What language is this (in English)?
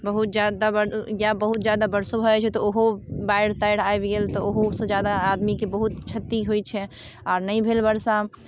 Maithili